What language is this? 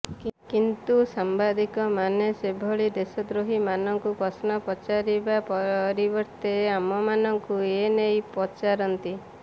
Odia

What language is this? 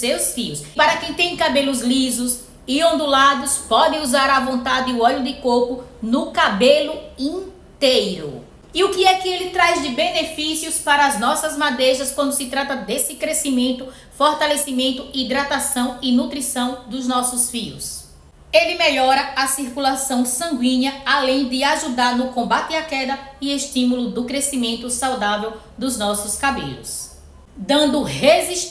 Portuguese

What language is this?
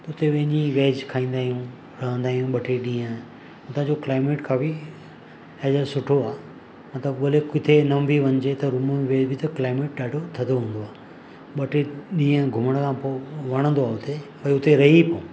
Sindhi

